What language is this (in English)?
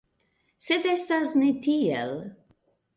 Esperanto